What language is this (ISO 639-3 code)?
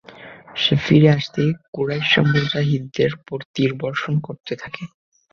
ben